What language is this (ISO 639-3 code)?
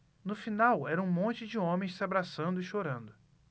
por